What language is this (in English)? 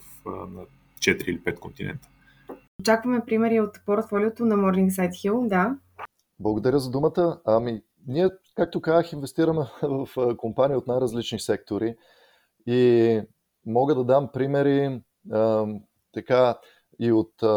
Bulgarian